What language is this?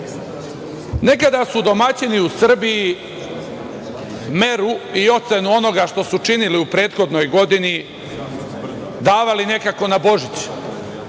Serbian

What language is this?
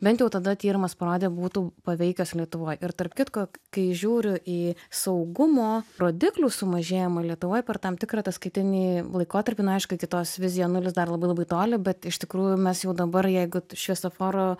Lithuanian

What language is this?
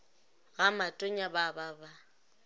Northern Sotho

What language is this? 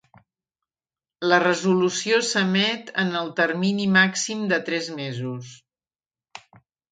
Catalan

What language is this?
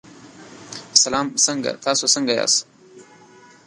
Pashto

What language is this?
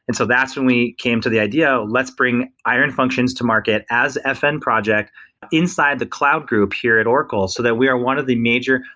English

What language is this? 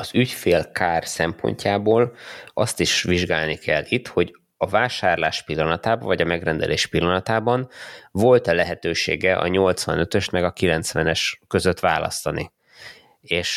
Hungarian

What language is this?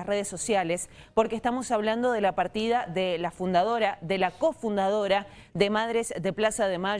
Spanish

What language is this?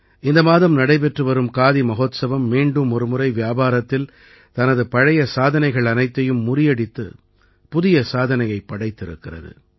Tamil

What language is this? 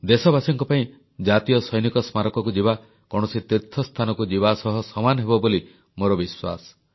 Odia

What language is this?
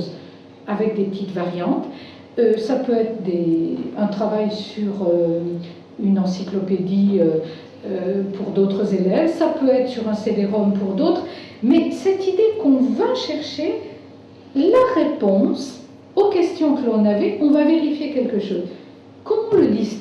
French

